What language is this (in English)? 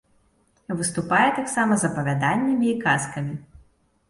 Belarusian